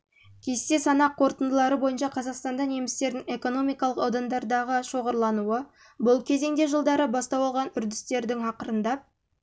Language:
Kazakh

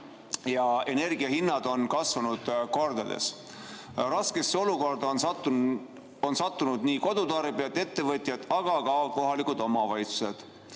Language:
Estonian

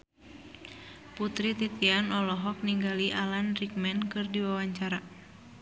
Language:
Sundanese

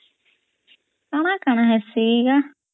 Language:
Odia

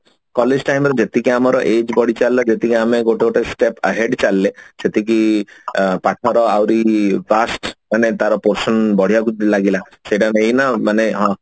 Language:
Odia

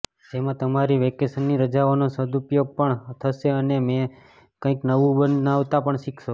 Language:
Gujarati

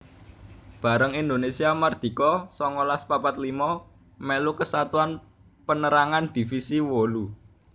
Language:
Javanese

